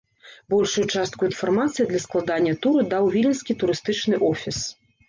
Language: Belarusian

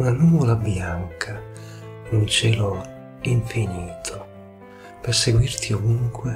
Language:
Italian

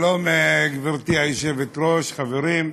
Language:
Hebrew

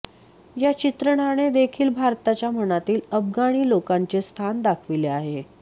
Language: Marathi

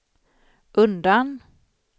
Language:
Swedish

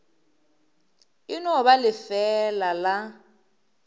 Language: Northern Sotho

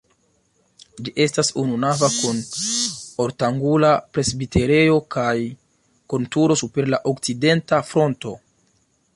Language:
Esperanto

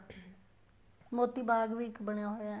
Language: Punjabi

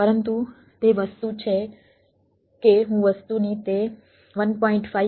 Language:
Gujarati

